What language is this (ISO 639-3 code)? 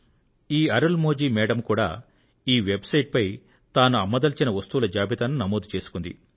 tel